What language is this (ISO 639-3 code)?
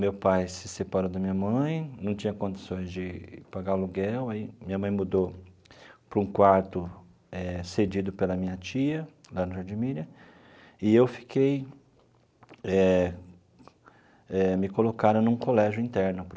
por